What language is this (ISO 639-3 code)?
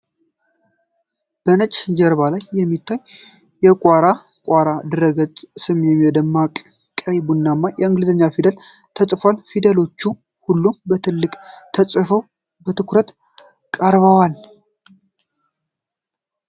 amh